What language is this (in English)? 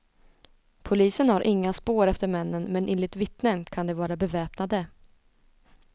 Swedish